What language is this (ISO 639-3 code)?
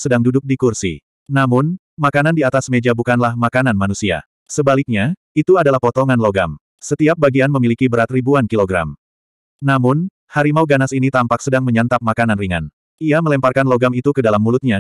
ind